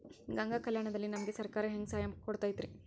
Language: Kannada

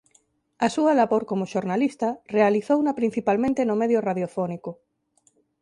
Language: Galician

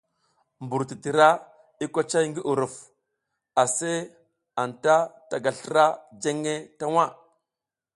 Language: South Giziga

